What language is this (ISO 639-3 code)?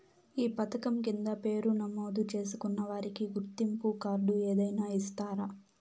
tel